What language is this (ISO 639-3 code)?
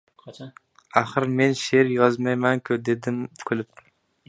uzb